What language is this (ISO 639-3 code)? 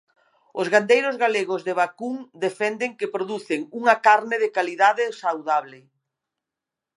glg